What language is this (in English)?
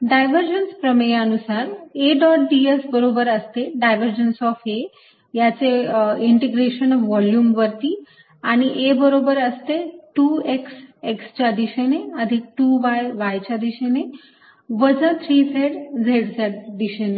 Marathi